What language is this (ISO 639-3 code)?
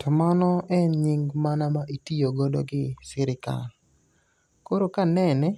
luo